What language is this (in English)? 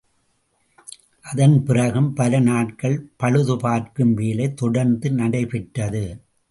Tamil